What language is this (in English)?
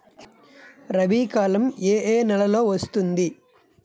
Telugu